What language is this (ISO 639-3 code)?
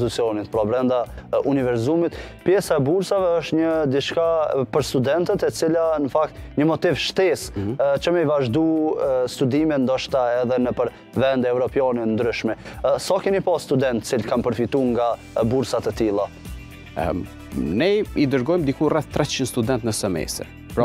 ron